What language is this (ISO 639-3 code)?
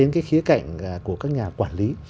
vie